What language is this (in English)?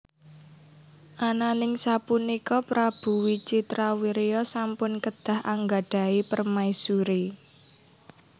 Javanese